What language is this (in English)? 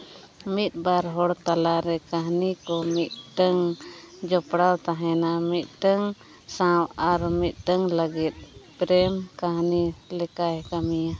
Santali